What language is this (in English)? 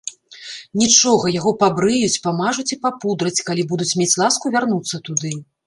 Belarusian